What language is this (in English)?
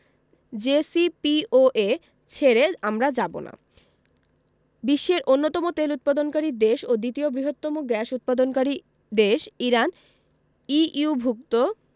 Bangla